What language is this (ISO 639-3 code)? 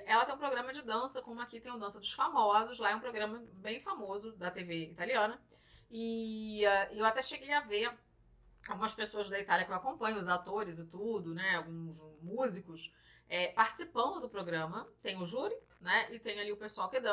por